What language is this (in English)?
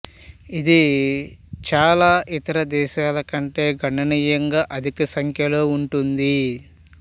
Telugu